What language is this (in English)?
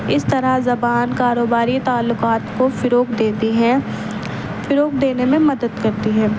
Urdu